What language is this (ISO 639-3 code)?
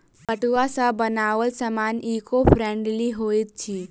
mai